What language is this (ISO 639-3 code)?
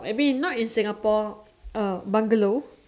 eng